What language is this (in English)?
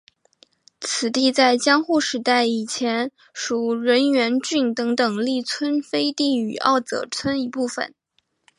Chinese